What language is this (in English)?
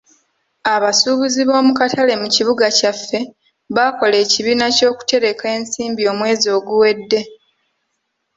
Ganda